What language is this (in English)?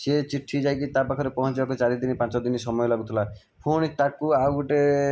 Odia